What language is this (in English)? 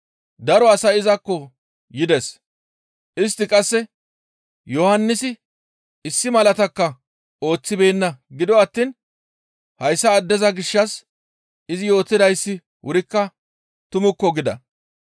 Gamo